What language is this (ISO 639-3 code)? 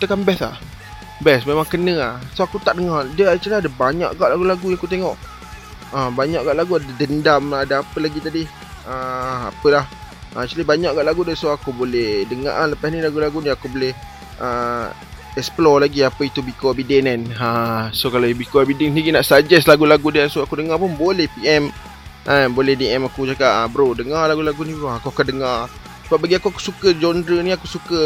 msa